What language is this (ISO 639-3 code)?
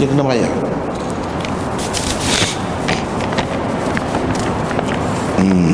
msa